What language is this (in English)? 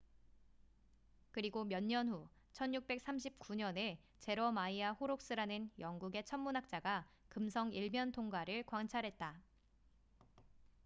Korean